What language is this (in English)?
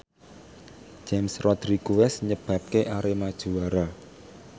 Javanese